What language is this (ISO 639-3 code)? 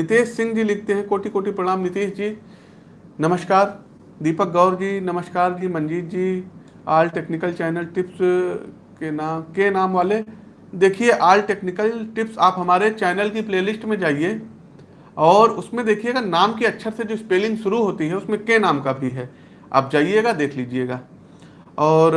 hin